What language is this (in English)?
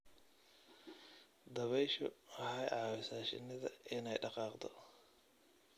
Somali